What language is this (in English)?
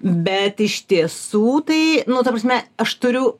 Lithuanian